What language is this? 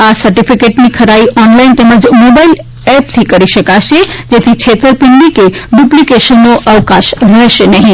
Gujarati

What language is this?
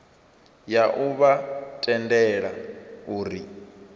Venda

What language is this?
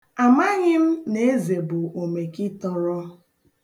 Igbo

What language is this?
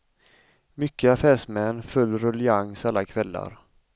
Swedish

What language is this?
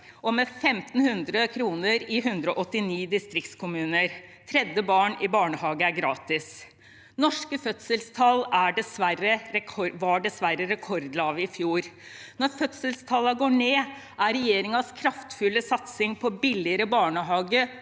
Norwegian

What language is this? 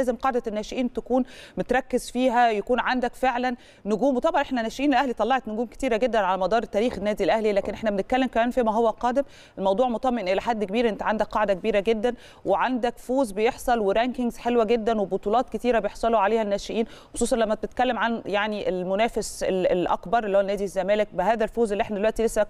Arabic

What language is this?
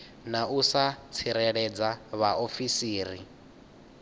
Venda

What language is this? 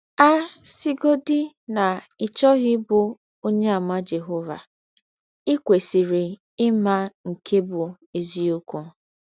Igbo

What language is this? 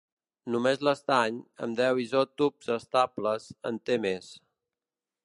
Catalan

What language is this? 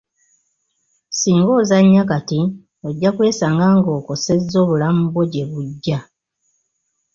Ganda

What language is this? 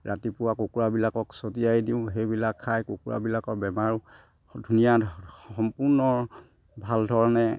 Assamese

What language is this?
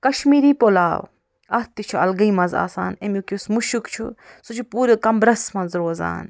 Kashmiri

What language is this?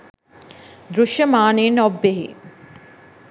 Sinhala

